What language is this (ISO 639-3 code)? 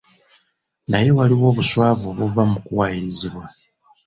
lug